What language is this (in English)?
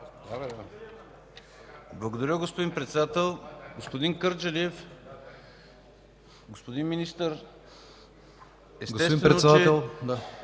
Bulgarian